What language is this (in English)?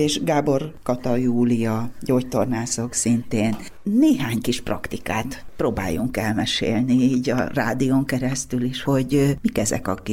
Hungarian